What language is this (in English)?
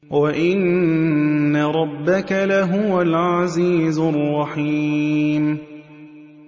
Arabic